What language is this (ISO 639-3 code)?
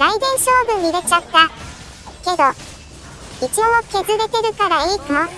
jpn